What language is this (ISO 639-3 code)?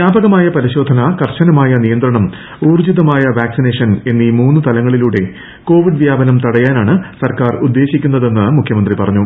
mal